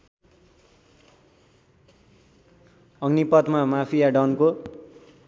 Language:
Nepali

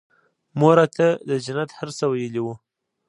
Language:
Pashto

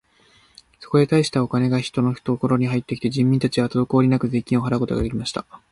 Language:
Japanese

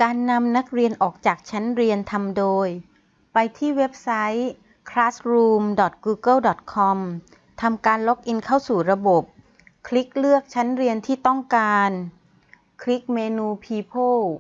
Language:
Thai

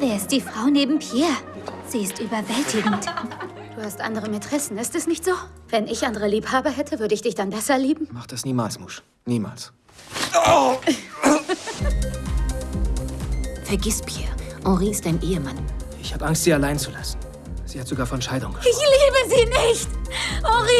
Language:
German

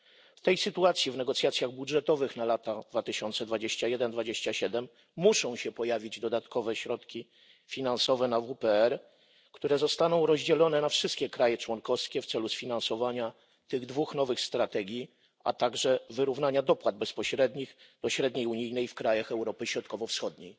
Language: Polish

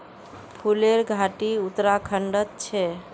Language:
Magahi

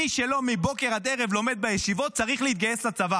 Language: Hebrew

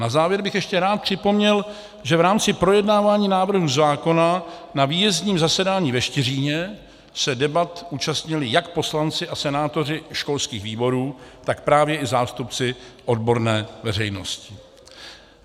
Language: Czech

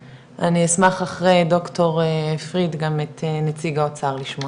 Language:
Hebrew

